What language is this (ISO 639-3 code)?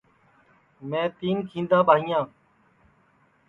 ssi